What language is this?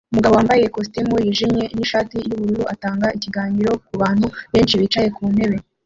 Kinyarwanda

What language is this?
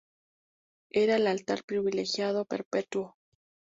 Spanish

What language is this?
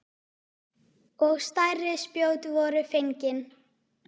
Icelandic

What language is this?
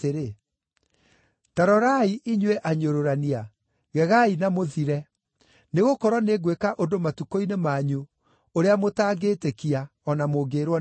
Kikuyu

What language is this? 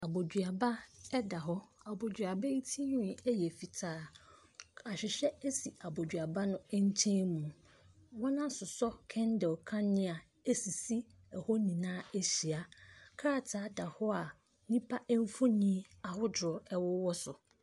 Akan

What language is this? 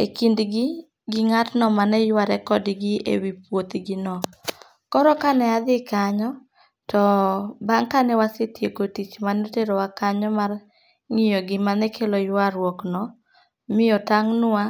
Luo (Kenya and Tanzania)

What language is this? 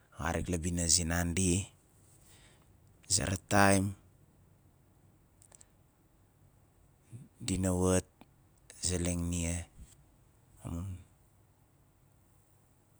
Nalik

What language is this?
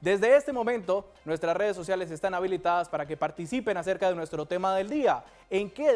Spanish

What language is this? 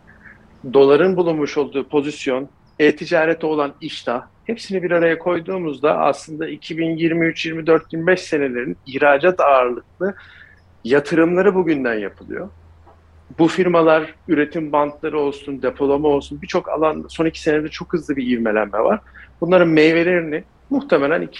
Turkish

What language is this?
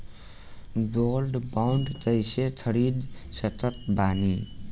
Bhojpuri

